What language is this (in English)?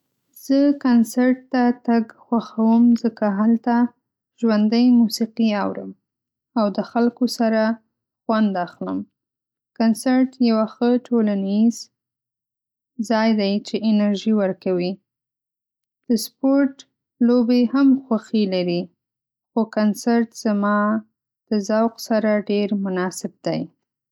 Pashto